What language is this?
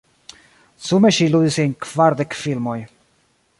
Esperanto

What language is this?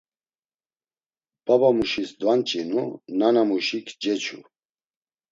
Laz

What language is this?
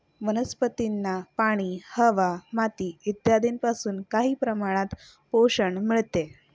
Marathi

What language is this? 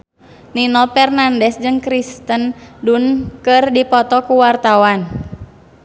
Sundanese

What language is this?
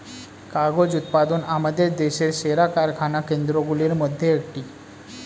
Bangla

